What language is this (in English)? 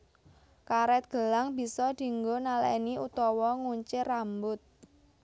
Javanese